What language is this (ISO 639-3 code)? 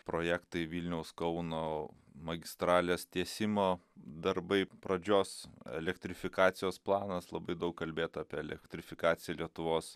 lit